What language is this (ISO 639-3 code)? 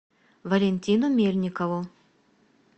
rus